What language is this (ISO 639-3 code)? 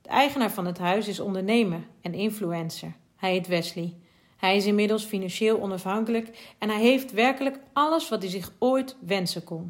nld